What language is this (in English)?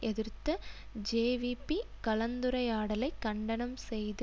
Tamil